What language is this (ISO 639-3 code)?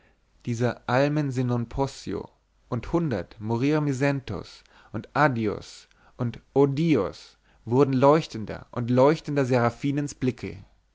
deu